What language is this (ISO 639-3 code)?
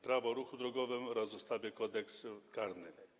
pol